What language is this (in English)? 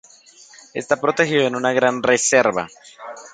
Spanish